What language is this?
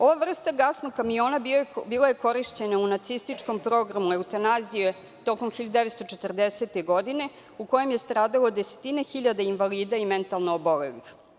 Serbian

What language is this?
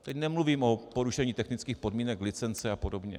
Czech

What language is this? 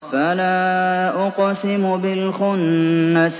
Arabic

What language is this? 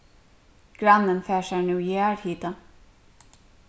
Faroese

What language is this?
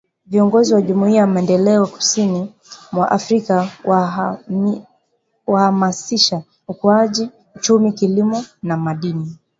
Swahili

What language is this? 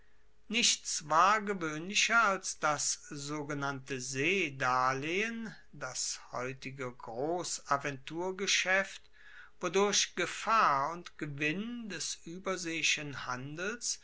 German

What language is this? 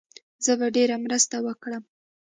Pashto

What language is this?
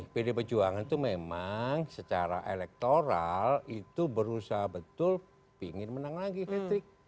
Indonesian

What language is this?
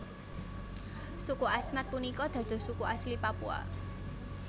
Javanese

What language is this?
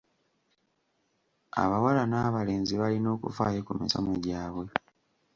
Ganda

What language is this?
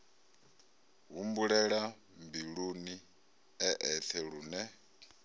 Venda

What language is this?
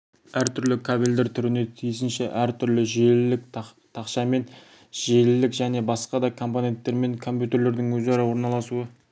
Kazakh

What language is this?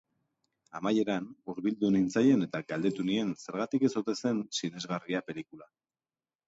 Basque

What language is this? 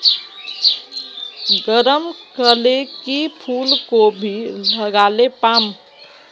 Magahi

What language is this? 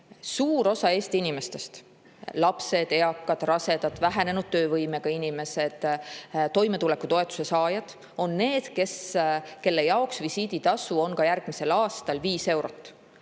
Estonian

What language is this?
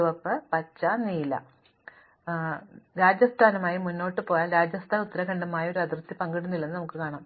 Malayalam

